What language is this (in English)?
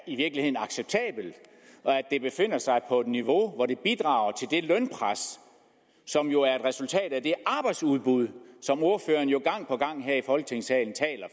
Danish